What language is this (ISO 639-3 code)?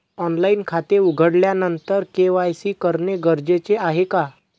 mar